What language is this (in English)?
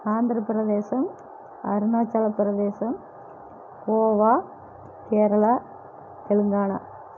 Tamil